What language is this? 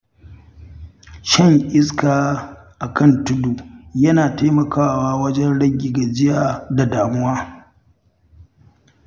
Hausa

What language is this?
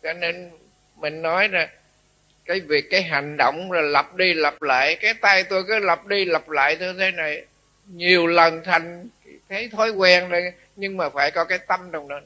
Vietnamese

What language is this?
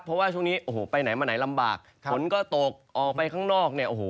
Thai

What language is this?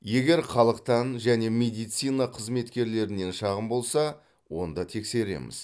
Kazakh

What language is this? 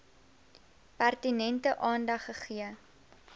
Afrikaans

